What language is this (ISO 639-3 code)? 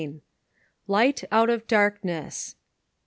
eng